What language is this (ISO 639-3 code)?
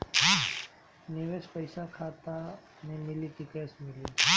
bho